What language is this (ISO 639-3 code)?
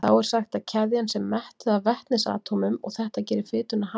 isl